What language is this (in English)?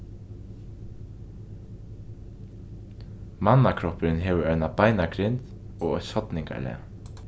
Faroese